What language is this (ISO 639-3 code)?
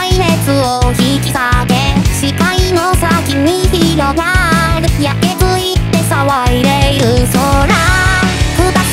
tha